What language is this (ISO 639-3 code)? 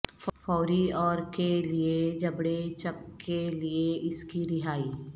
urd